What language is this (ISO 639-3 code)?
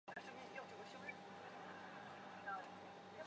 zho